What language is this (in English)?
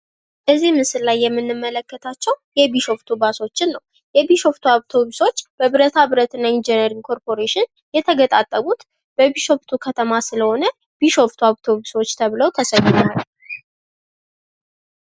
Amharic